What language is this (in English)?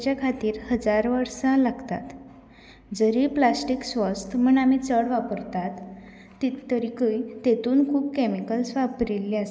Konkani